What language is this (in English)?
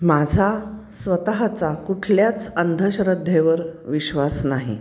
Marathi